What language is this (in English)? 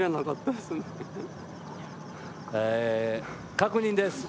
Japanese